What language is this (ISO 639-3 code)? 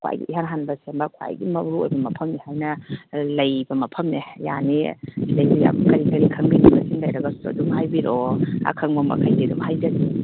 mni